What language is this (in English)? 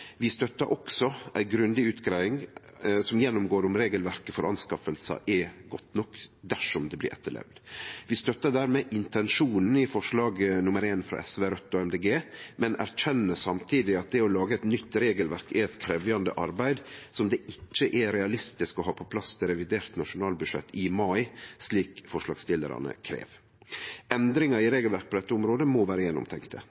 Norwegian Nynorsk